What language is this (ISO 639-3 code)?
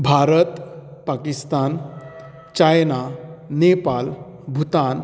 kok